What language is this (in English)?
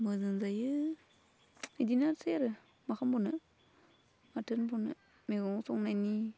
Bodo